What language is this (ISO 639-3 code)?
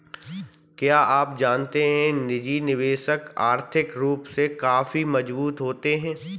hin